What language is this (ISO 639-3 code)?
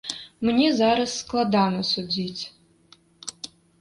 bel